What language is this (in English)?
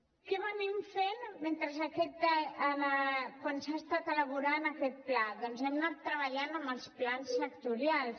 Catalan